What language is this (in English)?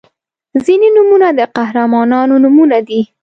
Pashto